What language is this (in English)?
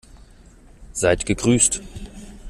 German